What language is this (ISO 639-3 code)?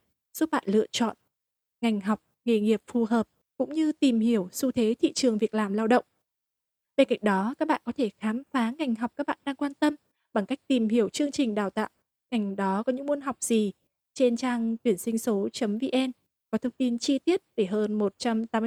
vie